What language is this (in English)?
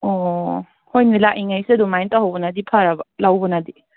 Manipuri